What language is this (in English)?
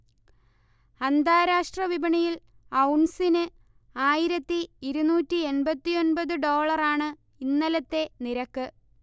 Malayalam